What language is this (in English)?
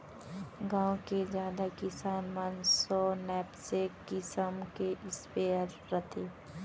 Chhattisgarhi